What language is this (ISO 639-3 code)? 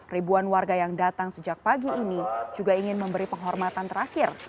ind